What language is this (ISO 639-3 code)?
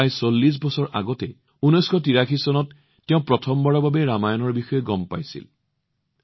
asm